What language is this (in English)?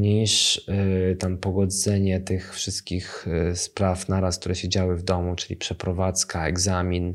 Polish